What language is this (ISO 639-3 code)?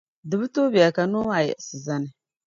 dag